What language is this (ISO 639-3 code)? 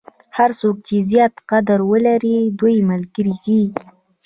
pus